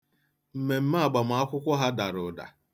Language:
Igbo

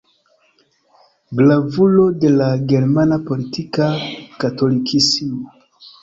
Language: Esperanto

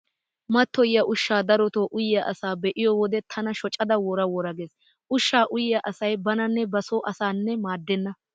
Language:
Wolaytta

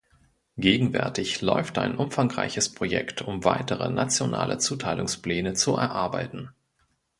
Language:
German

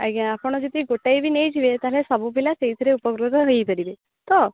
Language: Odia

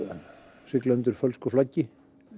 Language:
Icelandic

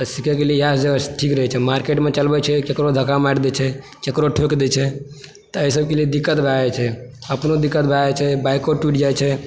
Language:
Maithili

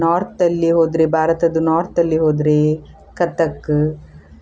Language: Kannada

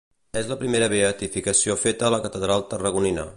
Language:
Catalan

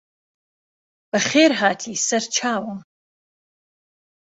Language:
Central Kurdish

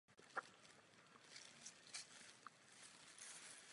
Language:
Czech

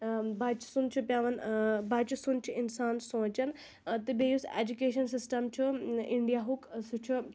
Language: Kashmiri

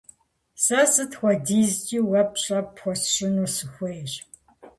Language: Kabardian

